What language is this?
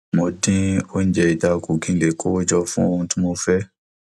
Yoruba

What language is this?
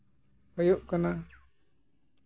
Santali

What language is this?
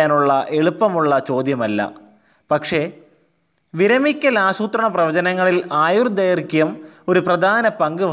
Malayalam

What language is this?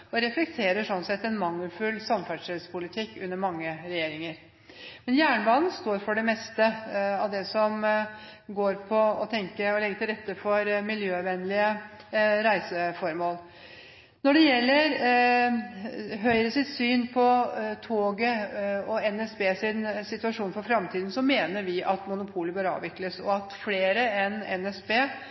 Norwegian Bokmål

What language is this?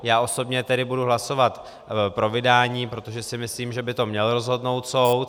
Czech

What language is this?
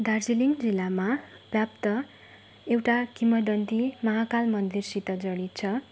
Nepali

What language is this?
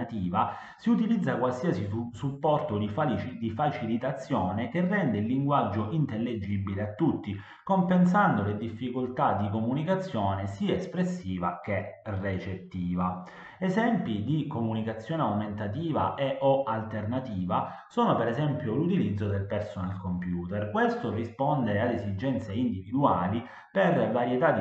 Italian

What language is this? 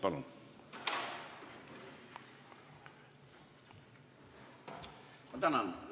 Estonian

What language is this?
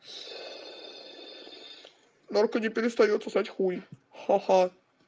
Russian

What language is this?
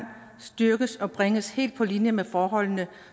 Danish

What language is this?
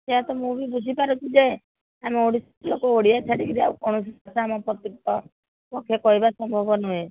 Odia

